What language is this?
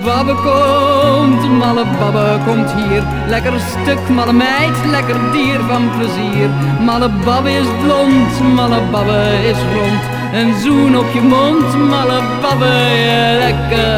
Dutch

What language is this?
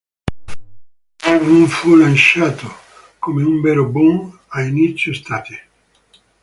Italian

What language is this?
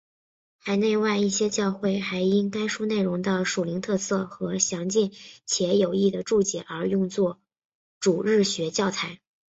Chinese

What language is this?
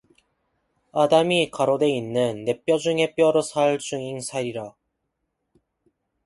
Korean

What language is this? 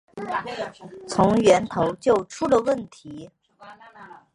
Chinese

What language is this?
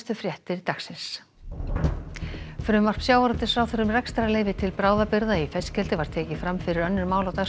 Icelandic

